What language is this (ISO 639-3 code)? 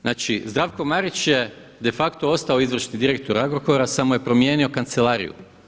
hrv